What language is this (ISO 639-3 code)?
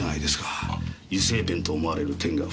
jpn